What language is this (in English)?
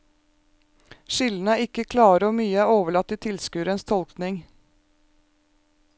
Norwegian